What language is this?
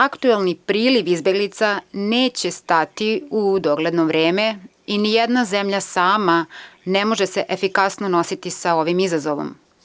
Serbian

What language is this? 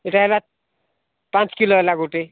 Odia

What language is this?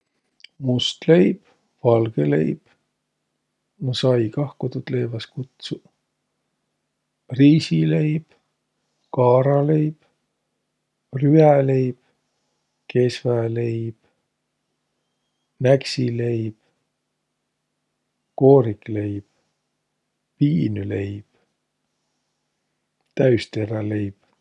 Võro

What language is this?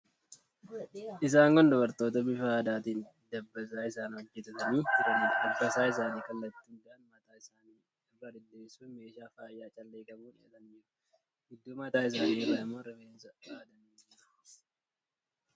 Oromo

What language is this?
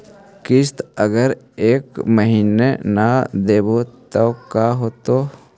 Magahi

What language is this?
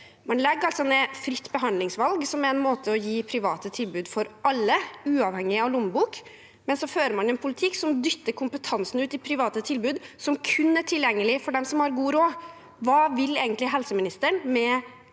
Norwegian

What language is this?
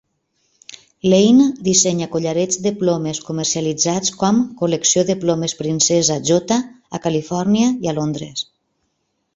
Catalan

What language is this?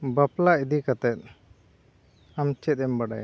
Santali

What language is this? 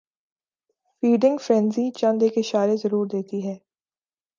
Urdu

